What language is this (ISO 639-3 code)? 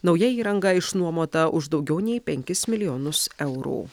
lit